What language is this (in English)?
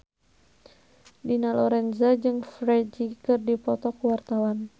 Sundanese